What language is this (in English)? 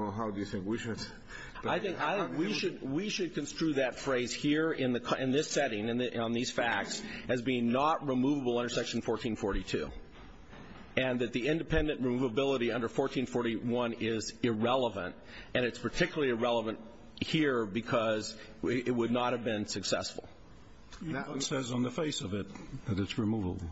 English